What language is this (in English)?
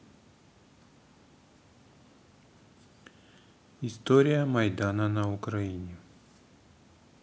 Russian